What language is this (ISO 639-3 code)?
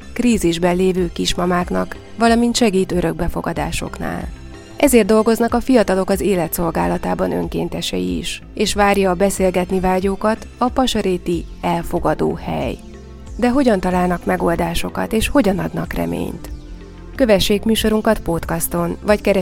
hun